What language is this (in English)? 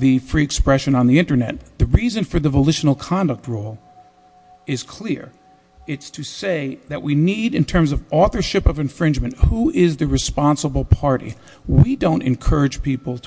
English